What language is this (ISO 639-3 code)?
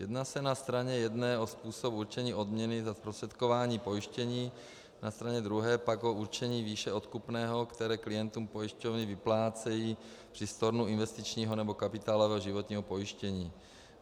ces